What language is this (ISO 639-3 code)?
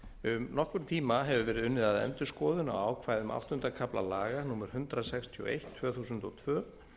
isl